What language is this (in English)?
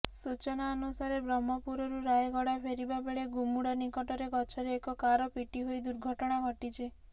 Odia